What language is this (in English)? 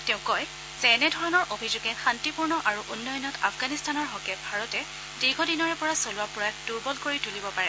Assamese